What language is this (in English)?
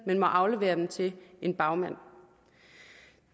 Danish